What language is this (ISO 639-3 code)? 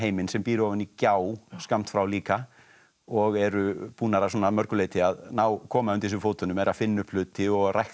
isl